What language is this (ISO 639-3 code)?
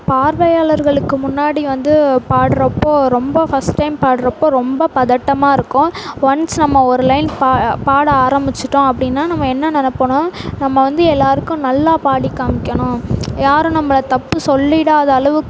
tam